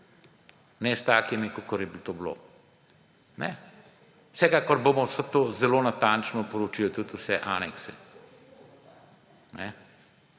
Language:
Slovenian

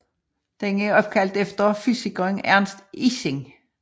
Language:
Danish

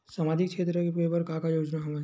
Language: Chhattisgarhi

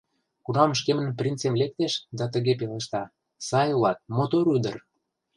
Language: Mari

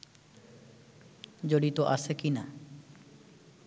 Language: Bangla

